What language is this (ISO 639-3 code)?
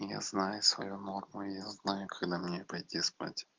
rus